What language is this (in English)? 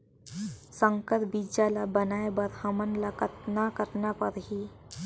Chhattisgarhi